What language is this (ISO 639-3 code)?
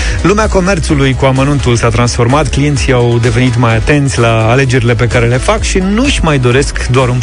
ron